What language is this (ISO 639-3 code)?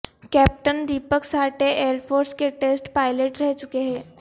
urd